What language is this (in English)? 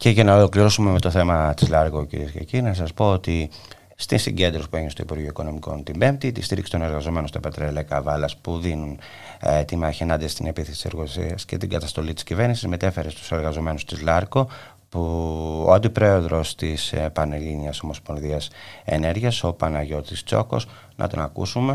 Greek